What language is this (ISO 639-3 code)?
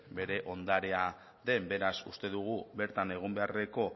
eus